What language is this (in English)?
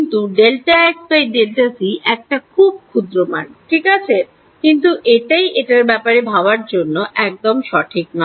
Bangla